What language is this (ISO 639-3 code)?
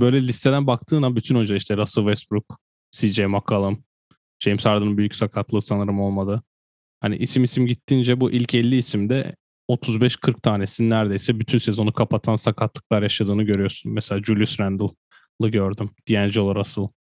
tur